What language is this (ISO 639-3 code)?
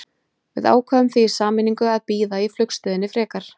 isl